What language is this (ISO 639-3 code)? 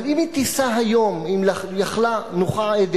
heb